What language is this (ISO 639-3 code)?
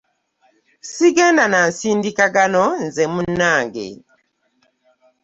lug